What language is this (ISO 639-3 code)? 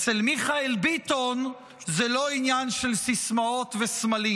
heb